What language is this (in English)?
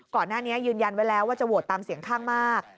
Thai